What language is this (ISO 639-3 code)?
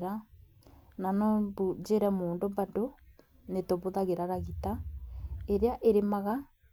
kik